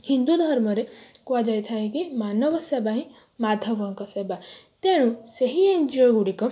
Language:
Odia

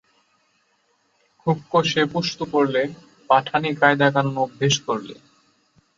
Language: Bangla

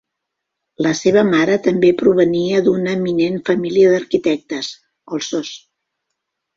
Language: Catalan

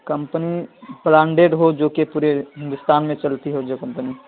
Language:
Urdu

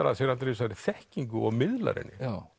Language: Icelandic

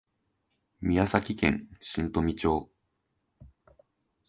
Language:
Japanese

